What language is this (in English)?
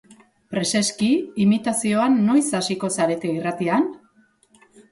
Basque